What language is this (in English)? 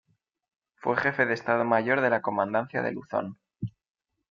Spanish